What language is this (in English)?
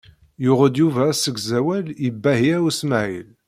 Kabyle